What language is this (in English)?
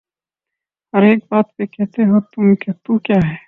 Urdu